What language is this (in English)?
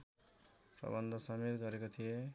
Nepali